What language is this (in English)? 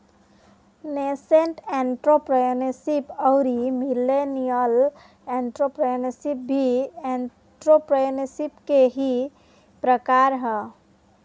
Bhojpuri